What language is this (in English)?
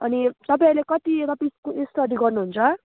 Nepali